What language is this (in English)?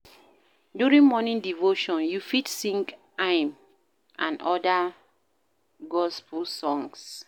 Nigerian Pidgin